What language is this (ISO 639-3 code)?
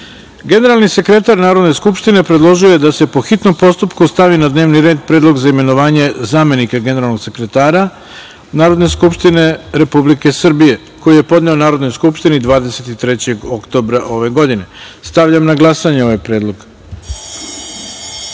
srp